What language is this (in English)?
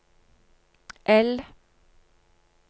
Norwegian